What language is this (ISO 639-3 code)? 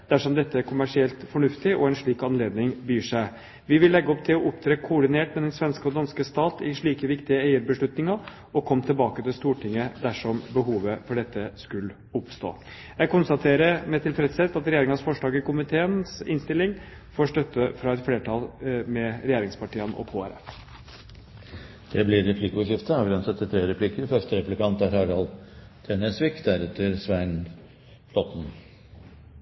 nob